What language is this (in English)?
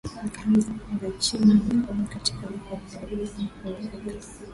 Swahili